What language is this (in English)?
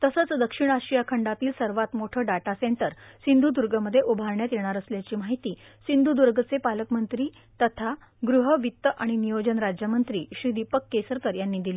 Marathi